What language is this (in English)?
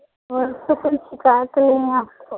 Urdu